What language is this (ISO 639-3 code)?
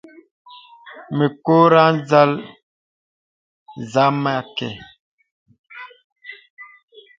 beb